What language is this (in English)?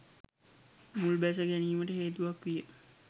Sinhala